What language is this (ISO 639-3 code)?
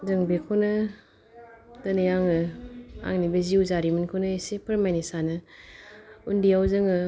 brx